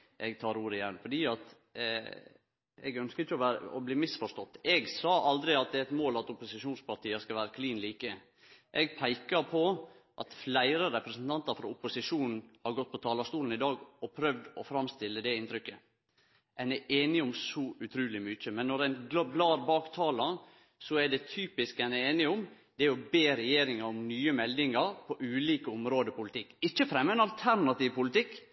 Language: Norwegian Nynorsk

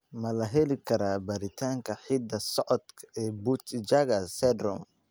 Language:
Somali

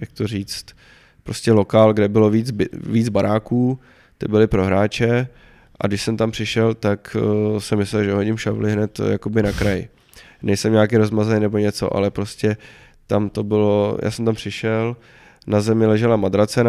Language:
Czech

